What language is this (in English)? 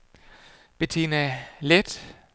Danish